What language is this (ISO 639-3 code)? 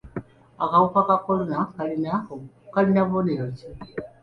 lug